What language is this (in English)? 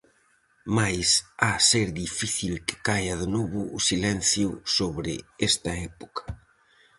Galician